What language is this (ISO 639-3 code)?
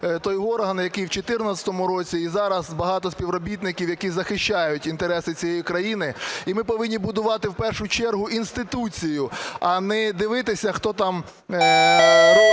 ukr